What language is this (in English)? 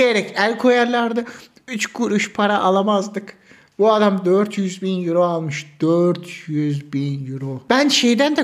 Turkish